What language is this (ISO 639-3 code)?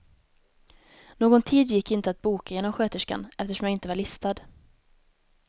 swe